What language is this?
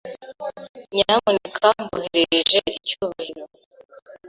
Kinyarwanda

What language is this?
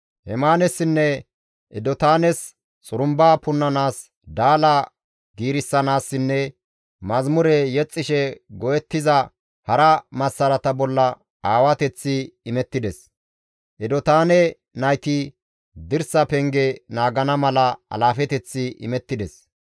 Gamo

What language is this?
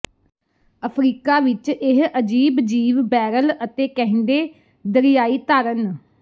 Punjabi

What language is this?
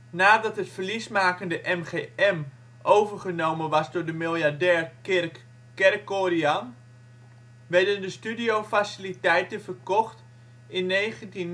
Dutch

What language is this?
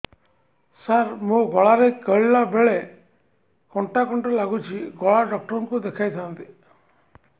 Odia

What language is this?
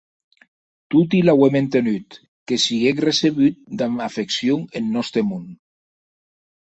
Occitan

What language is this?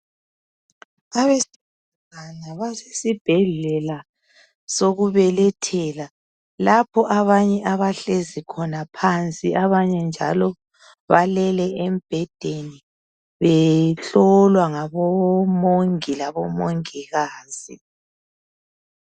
North Ndebele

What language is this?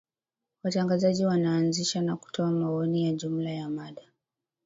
Swahili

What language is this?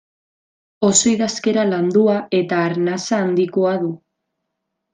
Basque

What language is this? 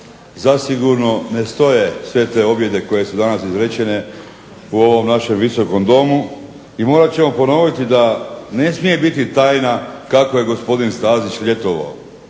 Croatian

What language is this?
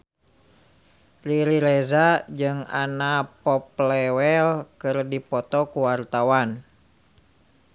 Sundanese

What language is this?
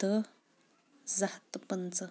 Kashmiri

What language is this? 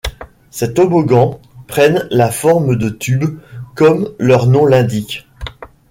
French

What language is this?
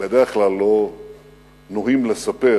Hebrew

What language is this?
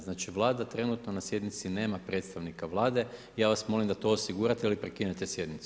Croatian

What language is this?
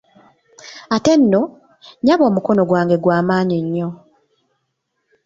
Ganda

